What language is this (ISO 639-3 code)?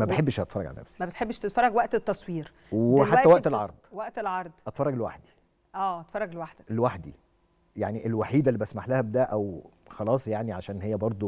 ara